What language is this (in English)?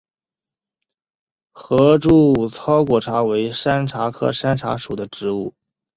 Chinese